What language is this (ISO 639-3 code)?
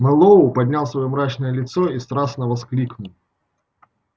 rus